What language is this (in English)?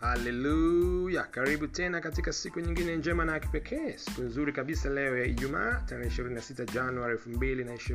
Swahili